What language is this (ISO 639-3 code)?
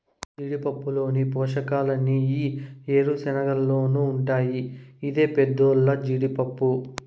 tel